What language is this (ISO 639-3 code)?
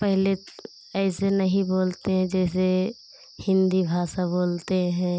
hin